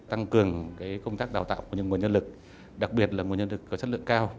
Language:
Vietnamese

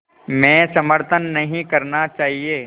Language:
Hindi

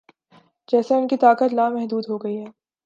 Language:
Urdu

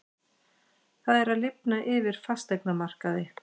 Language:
Icelandic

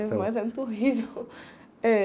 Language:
Portuguese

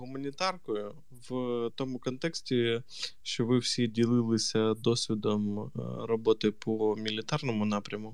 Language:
Ukrainian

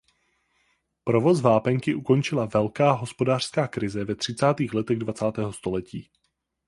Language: Czech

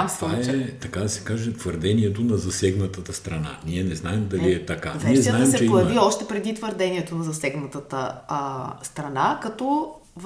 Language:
Bulgarian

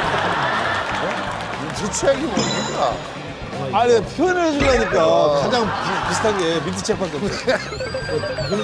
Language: Korean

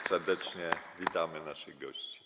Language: Polish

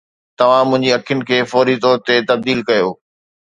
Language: Sindhi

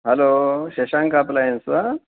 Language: Sanskrit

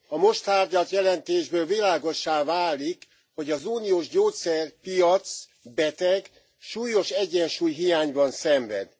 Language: Hungarian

